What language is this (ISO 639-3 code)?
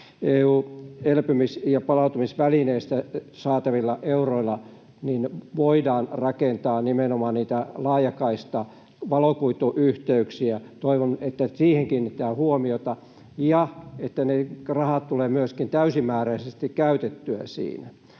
fin